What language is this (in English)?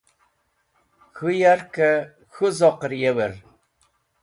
Wakhi